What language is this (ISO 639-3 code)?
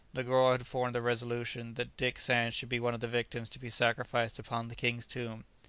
eng